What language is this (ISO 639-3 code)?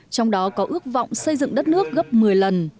vie